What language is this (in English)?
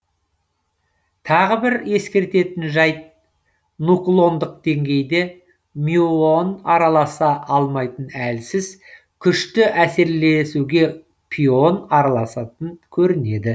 Kazakh